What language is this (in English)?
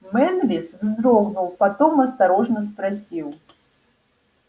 Russian